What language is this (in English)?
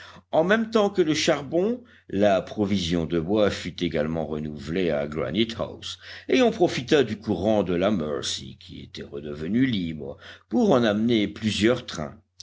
French